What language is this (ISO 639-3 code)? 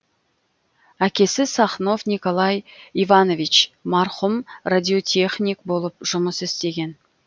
kaz